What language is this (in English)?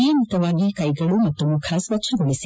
Kannada